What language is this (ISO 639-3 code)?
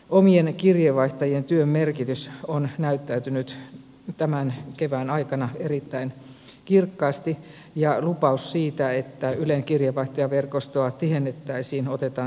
fin